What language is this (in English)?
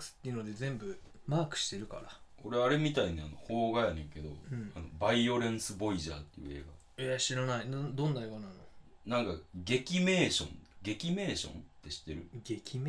Japanese